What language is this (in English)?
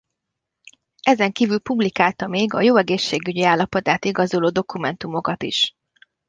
Hungarian